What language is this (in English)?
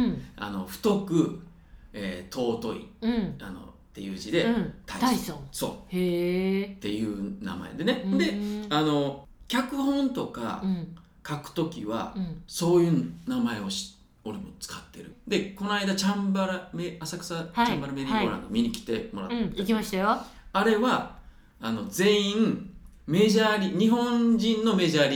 Japanese